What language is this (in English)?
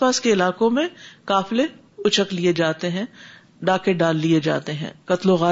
Urdu